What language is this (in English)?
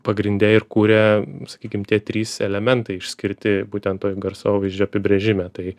Lithuanian